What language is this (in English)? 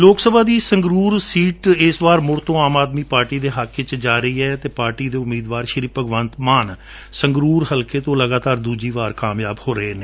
Punjabi